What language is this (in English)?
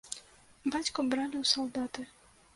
Belarusian